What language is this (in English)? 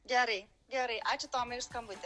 Lithuanian